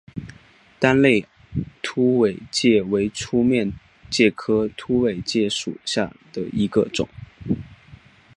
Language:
Chinese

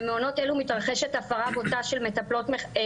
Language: Hebrew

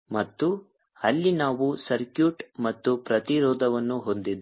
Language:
Kannada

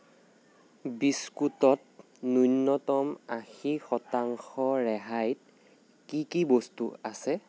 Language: Assamese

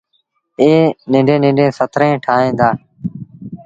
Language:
Sindhi Bhil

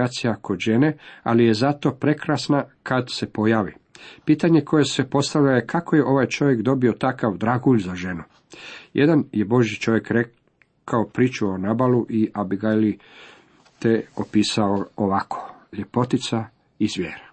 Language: Croatian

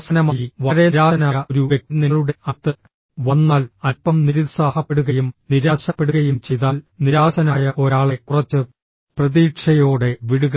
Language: Malayalam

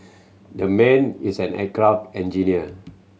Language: English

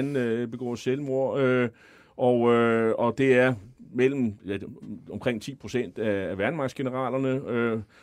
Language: Danish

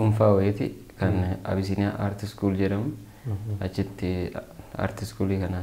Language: Indonesian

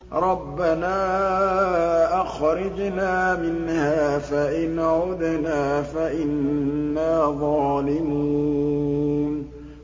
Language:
Arabic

